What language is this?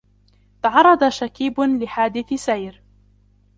Arabic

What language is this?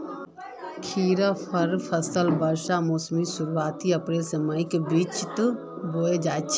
Magahi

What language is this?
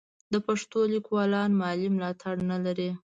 Pashto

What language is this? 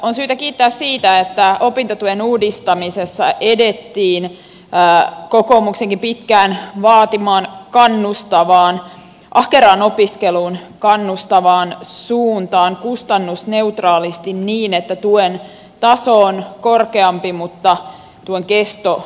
Finnish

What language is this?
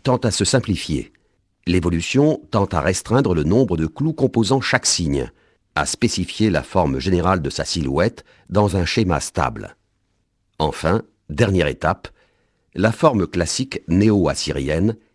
French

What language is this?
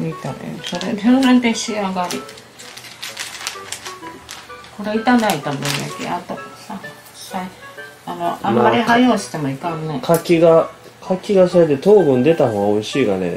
Japanese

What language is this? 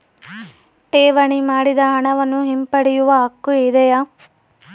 Kannada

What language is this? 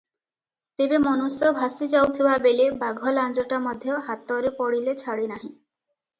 Odia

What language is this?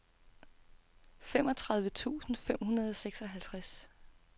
Danish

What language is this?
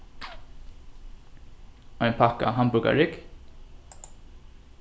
Faroese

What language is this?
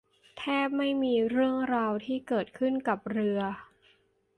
Thai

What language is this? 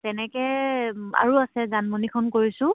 Assamese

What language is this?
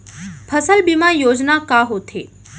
Chhattisgarhi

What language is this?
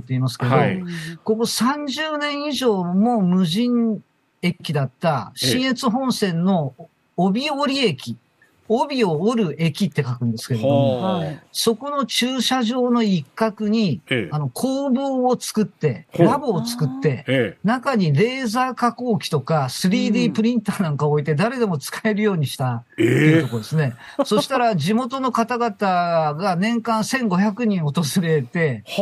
Japanese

